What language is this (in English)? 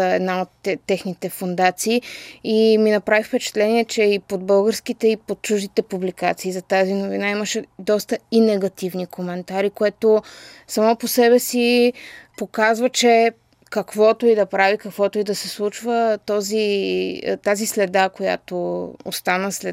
Bulgarian